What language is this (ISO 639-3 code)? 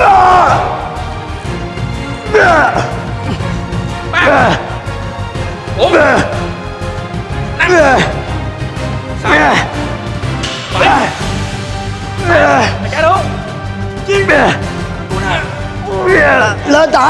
vie